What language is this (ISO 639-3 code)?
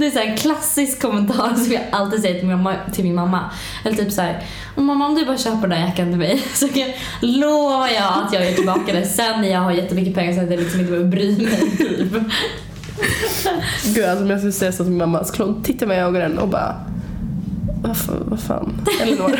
swe